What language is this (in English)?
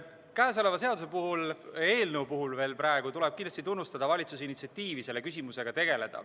Estonian